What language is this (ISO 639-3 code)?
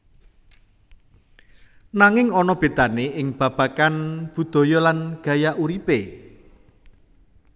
jav